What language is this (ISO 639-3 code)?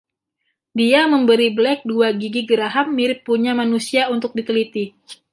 ind